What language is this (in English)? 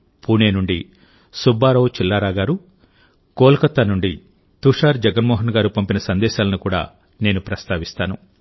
Telugu